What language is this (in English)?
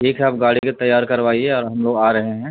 Urdu